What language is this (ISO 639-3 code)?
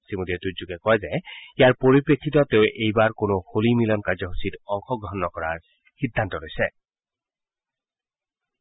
asm